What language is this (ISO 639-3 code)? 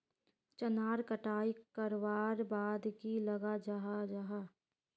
mag